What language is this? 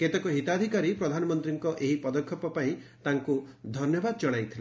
Odia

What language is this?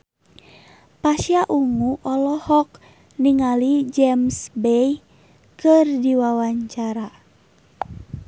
Sundanese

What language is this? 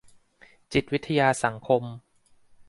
Thai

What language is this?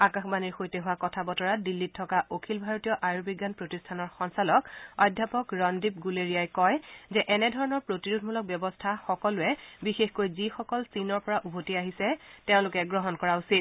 Assamese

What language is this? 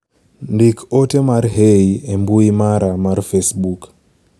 Luo (Kenya and Tanzania)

